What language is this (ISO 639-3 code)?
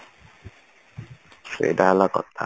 ori